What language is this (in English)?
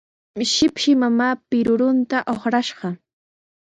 Sihuas Ancash Quechua